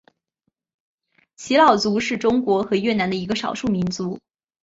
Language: Chinese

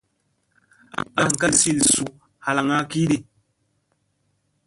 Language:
Musey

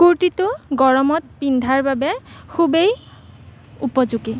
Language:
Assamese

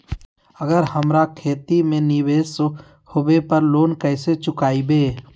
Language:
Magahi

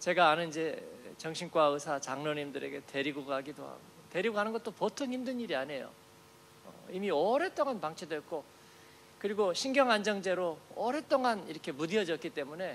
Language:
Korean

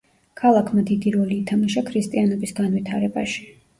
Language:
Georgian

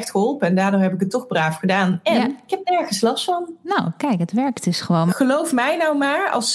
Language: Dutch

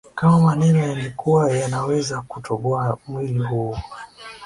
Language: Swahili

